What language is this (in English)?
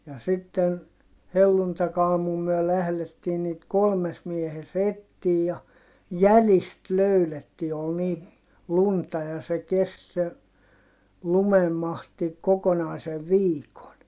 Finnish